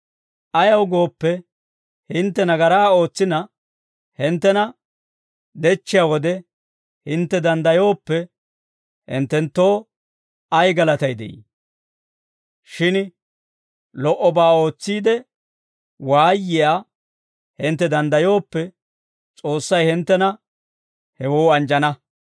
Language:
Dawro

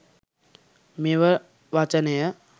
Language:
Sinhala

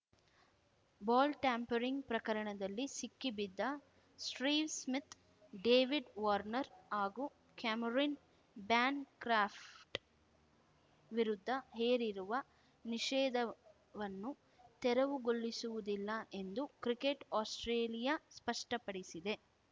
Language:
Kannada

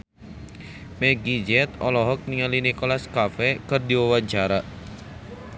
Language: Sundanese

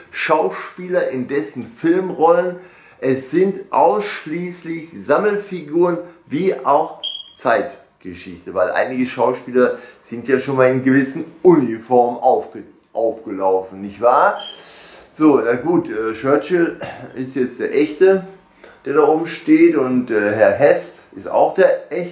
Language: German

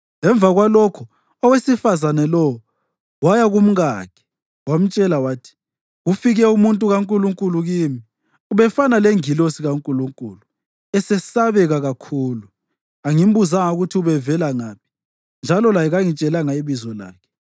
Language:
North Ndebele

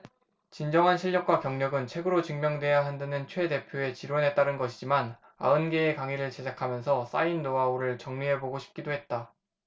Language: Korean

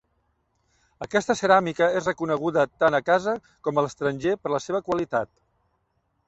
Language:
Catalan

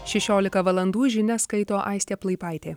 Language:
Lithuanian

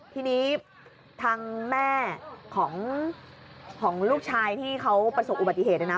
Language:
Thai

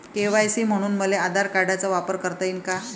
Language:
Marathi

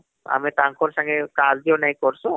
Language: Odia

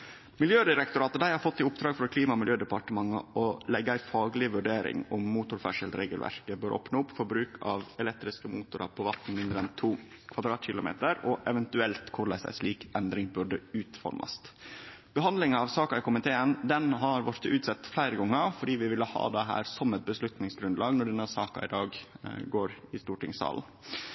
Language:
Norwegian Nynorsk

